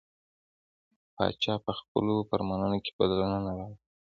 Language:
Pashto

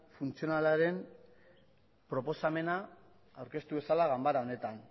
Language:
Basque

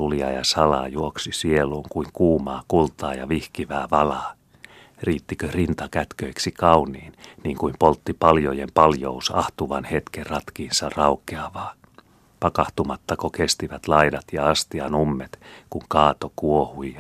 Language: Finnish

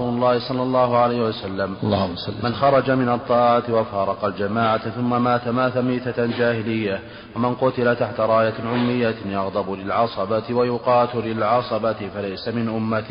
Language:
Arabic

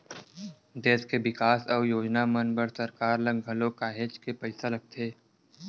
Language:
Chhattisgarhi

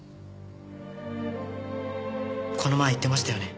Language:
Japanese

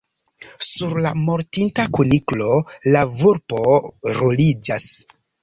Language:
Esperanto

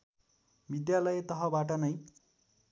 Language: Nepali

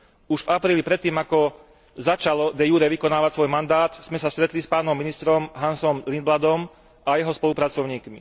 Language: Slovak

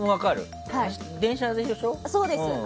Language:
Japanese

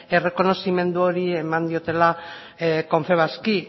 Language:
Basque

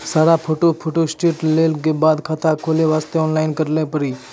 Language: Maithili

